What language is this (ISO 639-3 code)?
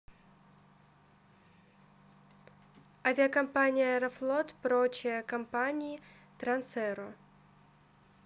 rus